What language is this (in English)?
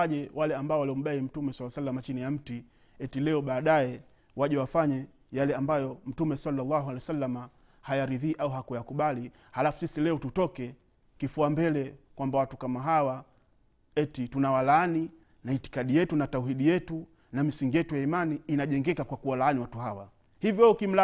Swahili